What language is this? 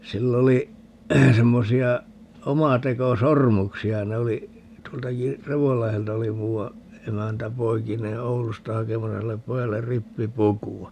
Finnish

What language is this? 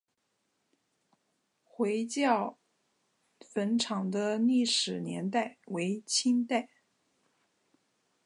Chinese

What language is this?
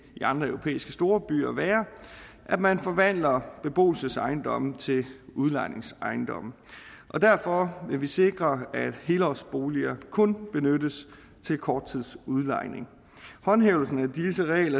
Danish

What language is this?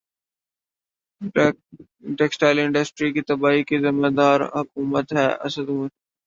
Urdu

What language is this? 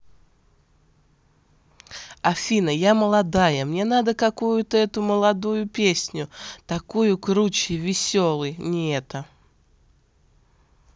Russian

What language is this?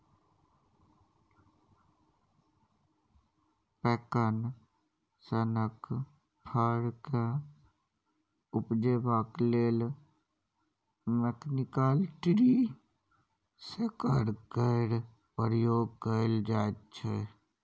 Maithili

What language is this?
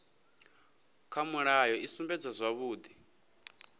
Venda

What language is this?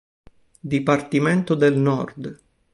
Italian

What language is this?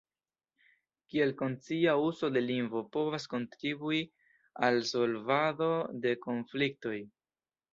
Esperanto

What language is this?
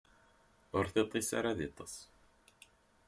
Kabyle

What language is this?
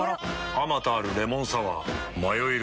Japanese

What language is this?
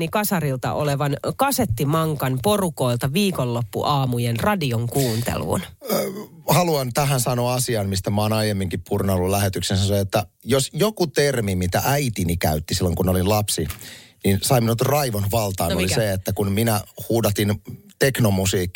Finnish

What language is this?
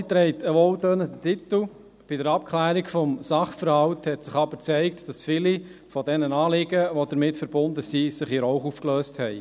Swiss German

